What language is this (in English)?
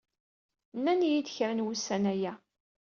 Kabyle